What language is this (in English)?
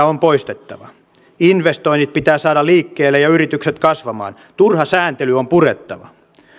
Finnish